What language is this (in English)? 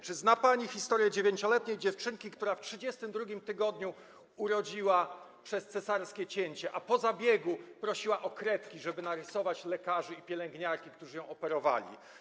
Polish